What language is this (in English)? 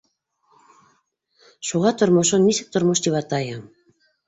Bashkir